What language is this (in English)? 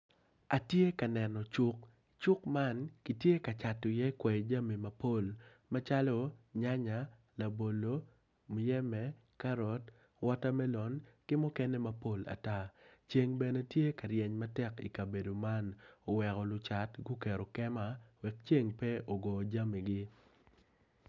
Acoli